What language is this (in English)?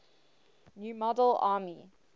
English